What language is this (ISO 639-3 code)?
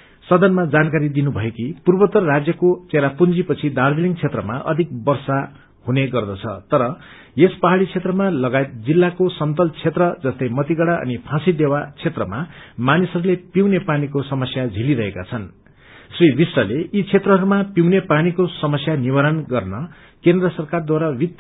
nep